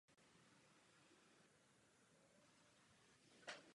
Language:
Czech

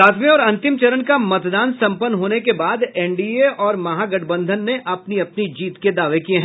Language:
Hindi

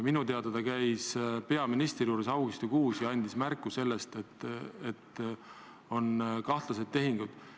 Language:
Estonian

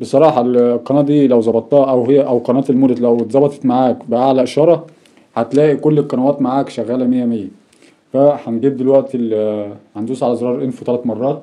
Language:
Arabic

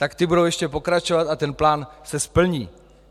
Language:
Czech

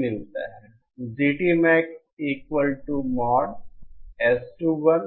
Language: Hindi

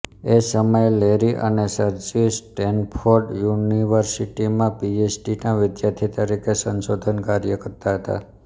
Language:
Gujarati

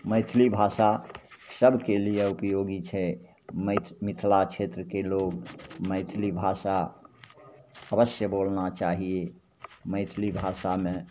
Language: Maithili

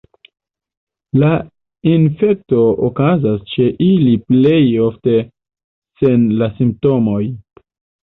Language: Esperanto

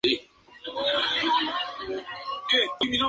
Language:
Spanish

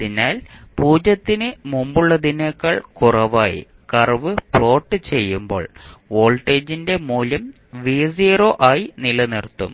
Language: Malayalam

